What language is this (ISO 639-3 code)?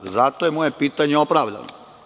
srp